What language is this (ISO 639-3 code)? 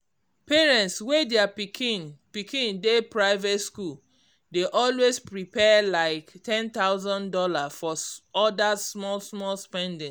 pcm